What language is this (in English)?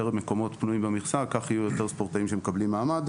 Hebrew